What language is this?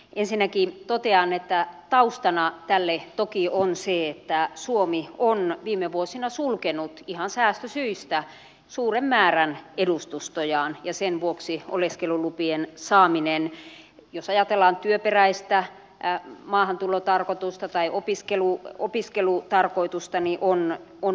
Finnish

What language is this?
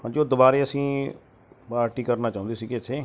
Punjabi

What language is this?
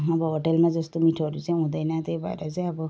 Nepali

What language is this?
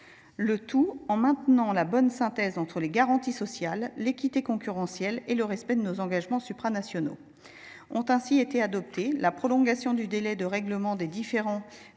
French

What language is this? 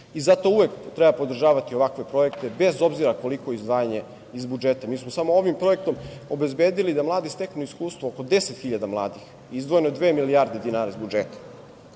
Serbian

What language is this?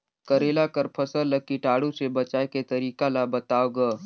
Chhattisgarhi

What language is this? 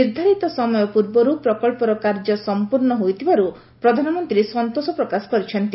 Odia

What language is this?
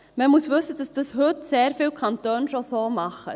Swiss German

